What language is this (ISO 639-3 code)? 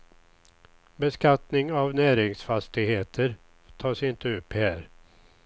swe